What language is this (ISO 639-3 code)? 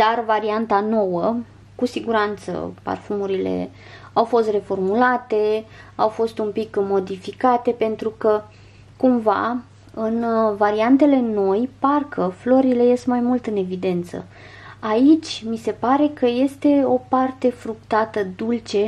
ron